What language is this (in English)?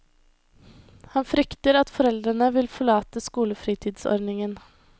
Norwegian